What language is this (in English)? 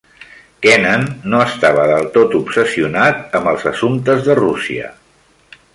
Catalan